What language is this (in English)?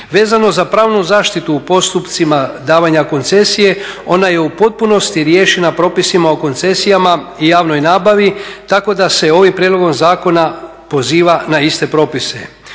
Croatian